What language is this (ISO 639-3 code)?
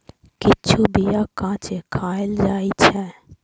mai